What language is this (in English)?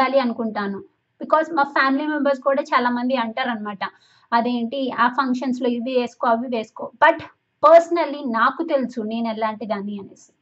Telugu